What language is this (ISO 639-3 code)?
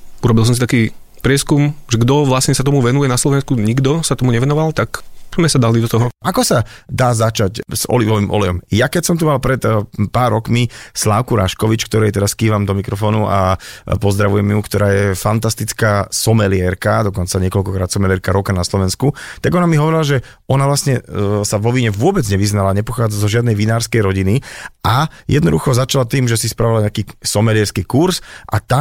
slk